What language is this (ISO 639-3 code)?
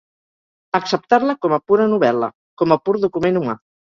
cat